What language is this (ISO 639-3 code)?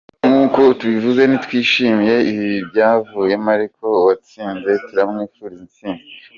kin